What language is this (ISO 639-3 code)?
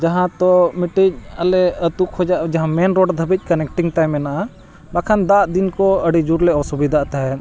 sat